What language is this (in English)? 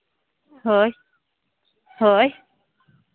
Santali